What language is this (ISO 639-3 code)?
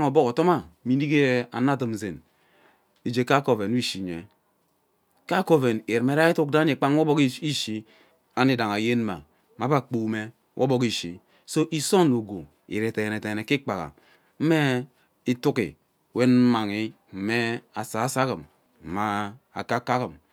byc